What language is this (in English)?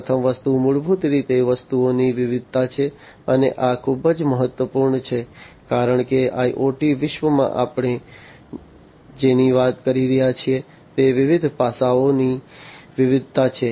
Gujarati